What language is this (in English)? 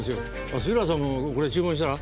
Japanese